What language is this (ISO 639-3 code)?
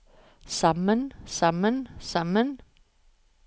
nor